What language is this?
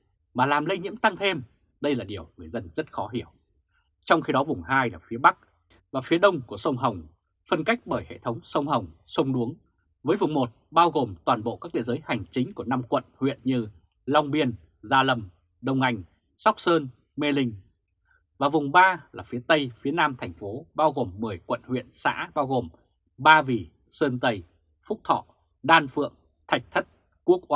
Vietnamese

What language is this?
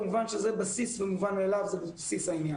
Hebrew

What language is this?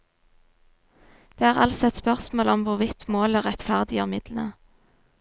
Norwegian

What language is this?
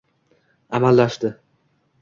Uzbek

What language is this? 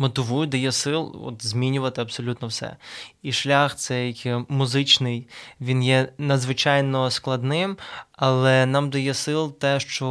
Ukrainian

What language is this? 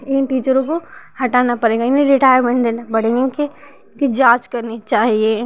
Hindi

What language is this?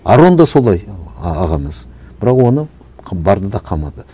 Kazakh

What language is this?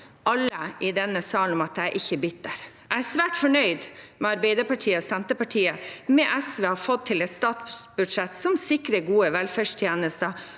Norwegian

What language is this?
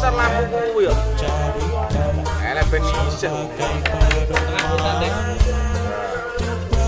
Indonesian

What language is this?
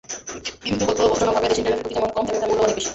Bangla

